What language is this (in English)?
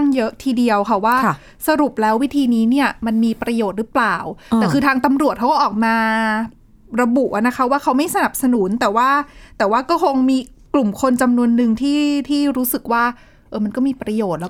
Thai